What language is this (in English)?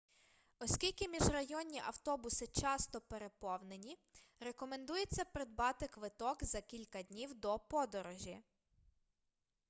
Ukrainian